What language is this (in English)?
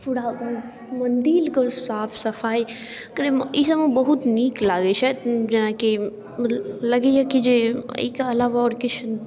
Maithili